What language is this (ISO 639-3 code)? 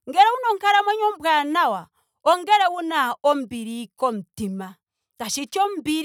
ndo